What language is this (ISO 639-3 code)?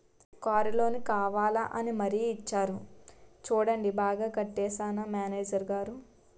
tel